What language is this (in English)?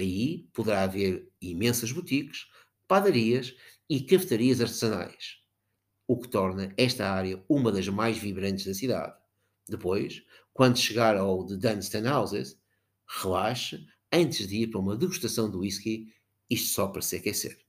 Portuguese